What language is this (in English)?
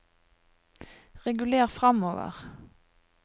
Norwegian